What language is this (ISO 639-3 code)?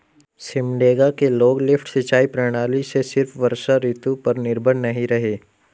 hin